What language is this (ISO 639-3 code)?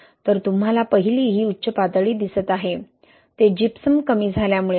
mar